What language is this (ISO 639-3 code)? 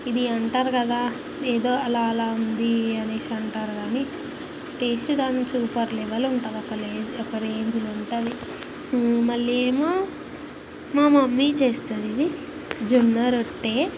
tel